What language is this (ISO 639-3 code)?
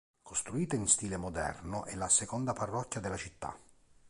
ita